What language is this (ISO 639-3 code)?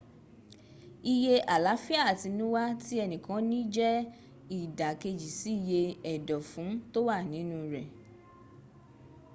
yor